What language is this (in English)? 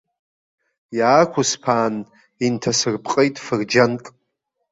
Abkhazian